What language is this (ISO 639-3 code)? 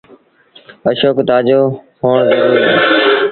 sbn